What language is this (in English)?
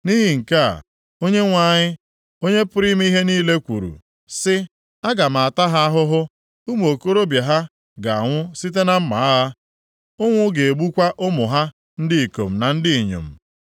Igbo